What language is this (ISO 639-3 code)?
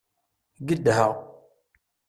kab